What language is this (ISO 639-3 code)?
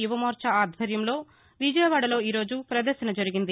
tel